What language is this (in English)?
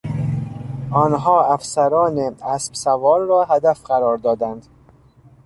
Persian